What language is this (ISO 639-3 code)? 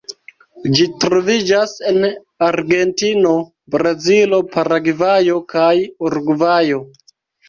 epo